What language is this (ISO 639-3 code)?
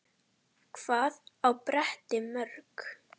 isl